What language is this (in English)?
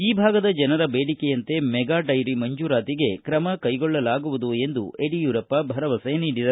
Kannada